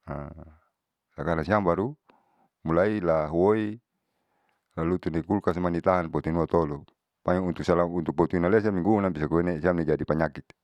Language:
Saleman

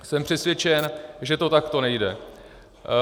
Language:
Czech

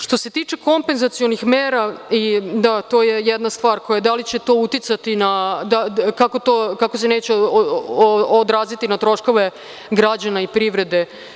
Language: Serbian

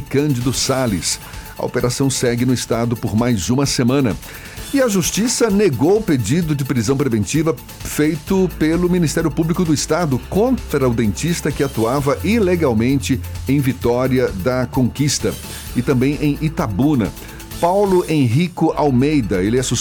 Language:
Portuguese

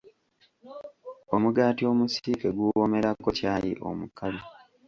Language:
Ganda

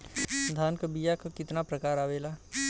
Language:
Bhojpuri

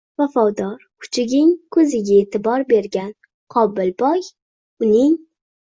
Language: Uzbek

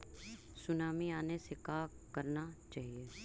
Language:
Magahi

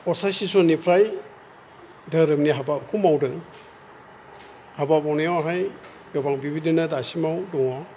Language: Bodo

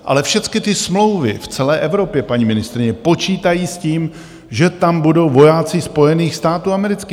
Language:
Czech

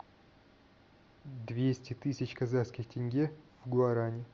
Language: Russian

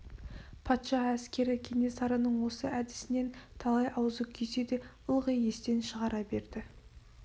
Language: Kazakh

